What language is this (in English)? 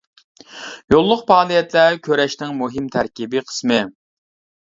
Uyghur